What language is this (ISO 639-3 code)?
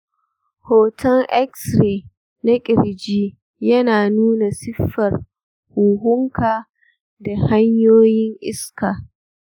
hau